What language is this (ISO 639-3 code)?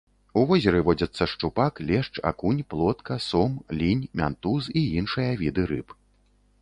bel